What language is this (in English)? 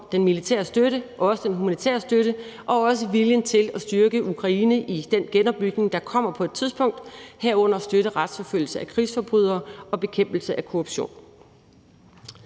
Danish